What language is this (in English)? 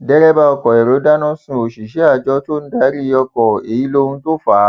Yoruba